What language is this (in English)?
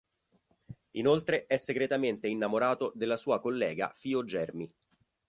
Italian